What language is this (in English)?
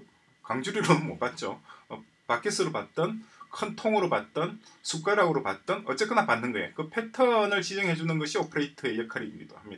Korean